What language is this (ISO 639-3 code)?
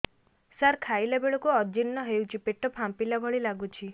ori